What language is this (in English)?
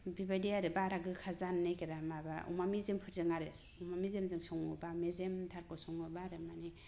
Bodo